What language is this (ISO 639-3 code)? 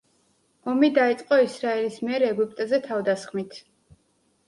kat